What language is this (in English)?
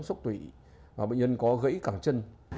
Vietnamese